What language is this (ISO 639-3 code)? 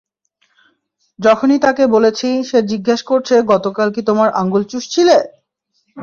ben